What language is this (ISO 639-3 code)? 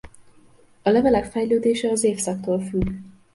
hun